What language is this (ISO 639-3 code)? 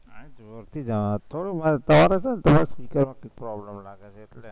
guj